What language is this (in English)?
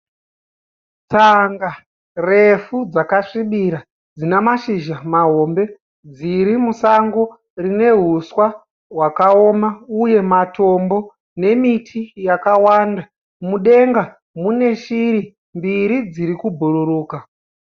Shona